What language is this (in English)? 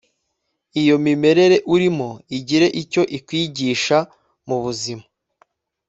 Kinyarwanda